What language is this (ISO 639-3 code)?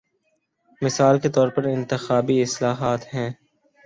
urd